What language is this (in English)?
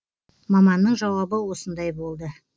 Kazakh